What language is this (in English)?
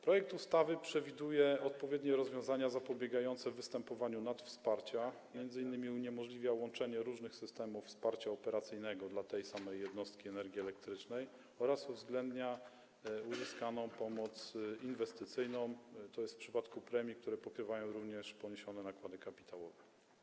Polish